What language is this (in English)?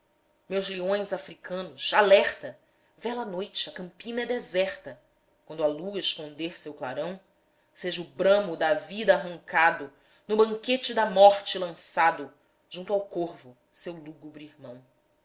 Portuguese